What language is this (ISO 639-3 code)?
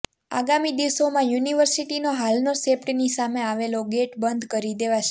guj